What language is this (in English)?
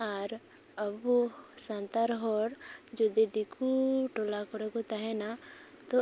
Santali